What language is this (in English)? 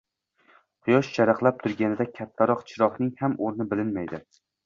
Uzbek